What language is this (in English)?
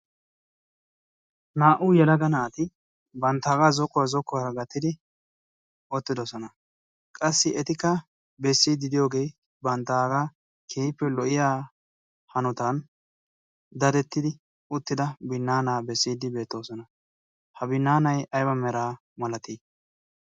Wolaytta